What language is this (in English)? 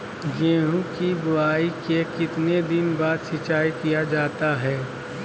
Magahi